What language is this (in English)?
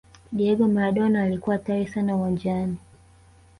Swahili